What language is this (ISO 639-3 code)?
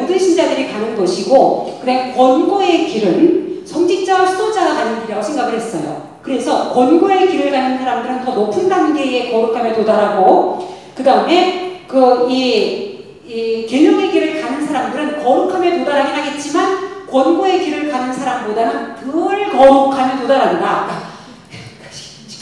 kor